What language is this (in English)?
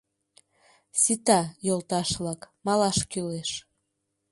Mari